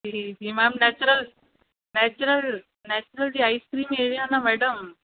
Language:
Sindhi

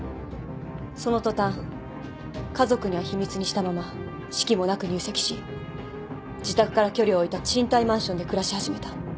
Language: Japanese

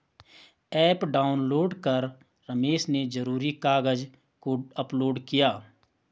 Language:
Hindi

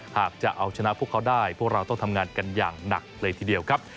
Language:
Thai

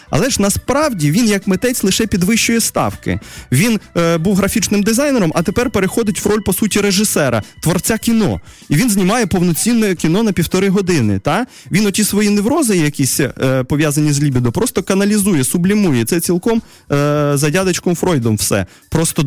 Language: Russian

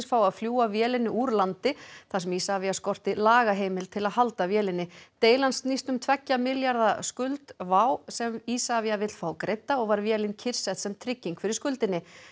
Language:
Icelandic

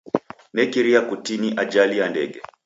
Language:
Taita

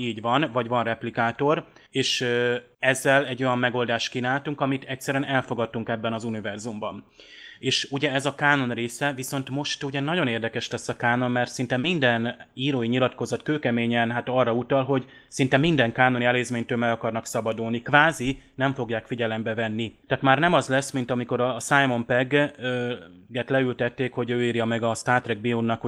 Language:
Hungarian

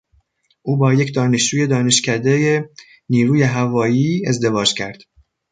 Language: Persian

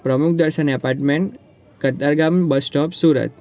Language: Gujarati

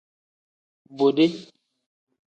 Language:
Tem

